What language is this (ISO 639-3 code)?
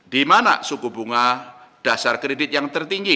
ind